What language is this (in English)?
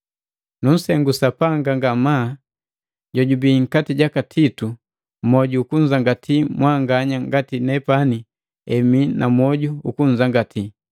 Matengo